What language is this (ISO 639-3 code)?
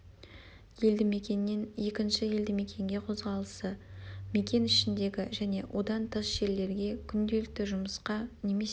kaz